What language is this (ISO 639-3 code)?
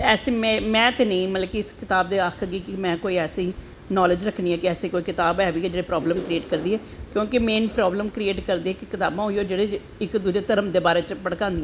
doi